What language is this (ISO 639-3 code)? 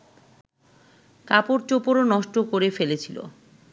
ben